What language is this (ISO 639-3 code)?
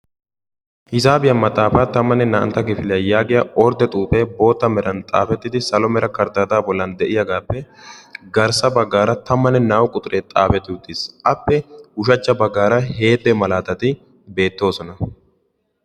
wal